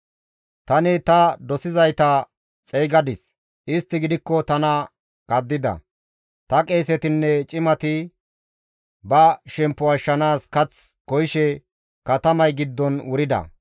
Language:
Gamo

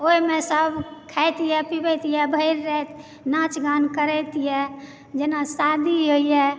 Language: Maithili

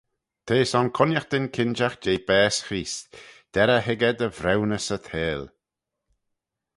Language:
Manx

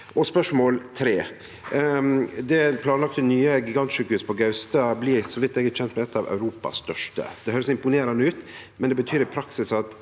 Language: Norwegian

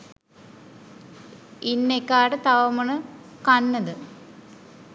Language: Sinhala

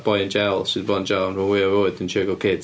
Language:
Welsh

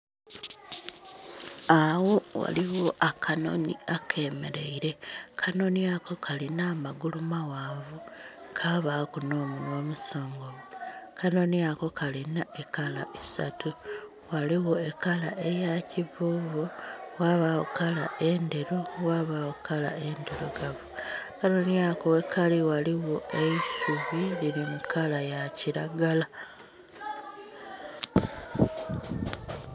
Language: Soga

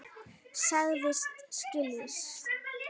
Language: Icelandic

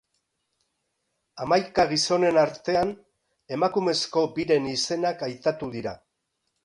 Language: Basque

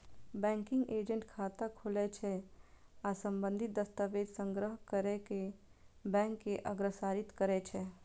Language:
Maithili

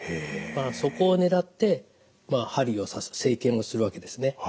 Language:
Japanese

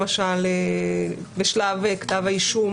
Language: Hebrew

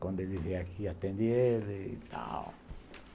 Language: Portuguese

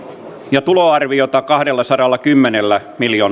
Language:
Finnish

